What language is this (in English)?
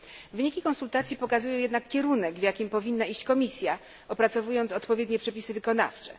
Polish